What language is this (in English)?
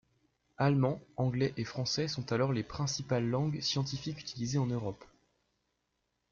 French